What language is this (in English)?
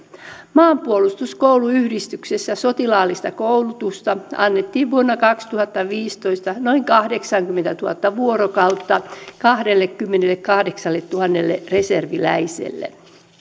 Finnish